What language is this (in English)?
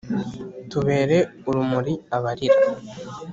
Kinyarwanda